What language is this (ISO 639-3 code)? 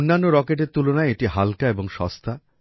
ben